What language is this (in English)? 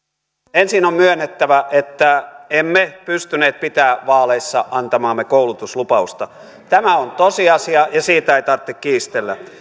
Finnish